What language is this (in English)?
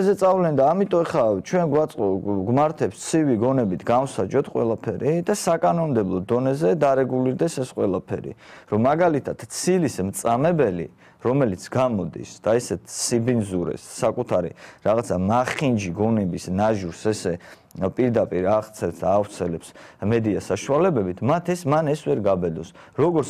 Romanian